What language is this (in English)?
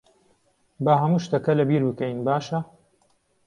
Central Kurdish